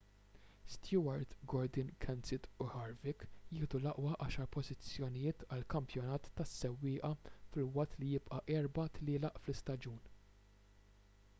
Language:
Maltese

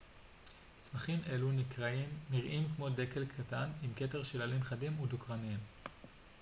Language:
Hebrew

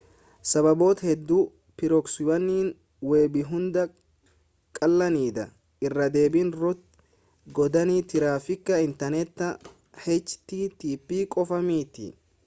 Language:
Oromo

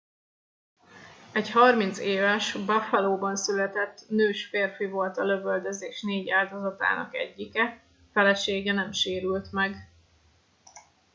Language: Hungarian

